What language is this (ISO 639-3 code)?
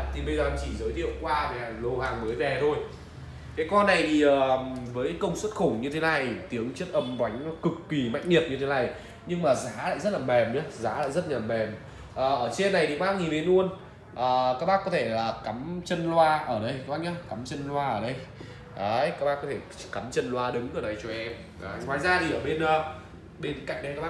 vie